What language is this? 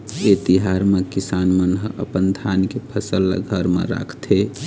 Chhattisgarhi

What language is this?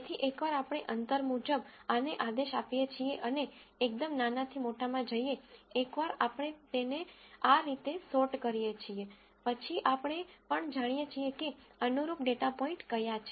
Gujarati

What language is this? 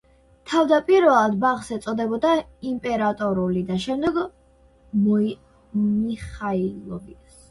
Georgian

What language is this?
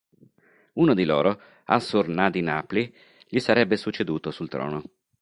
Italian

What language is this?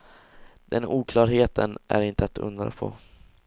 Swedish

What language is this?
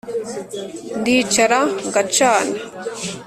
Kinyarwanda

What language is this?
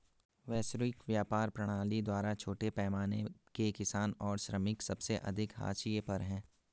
Hindi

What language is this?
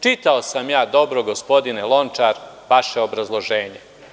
Serbian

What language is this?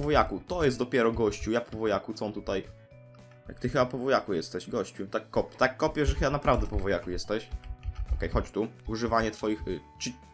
Polish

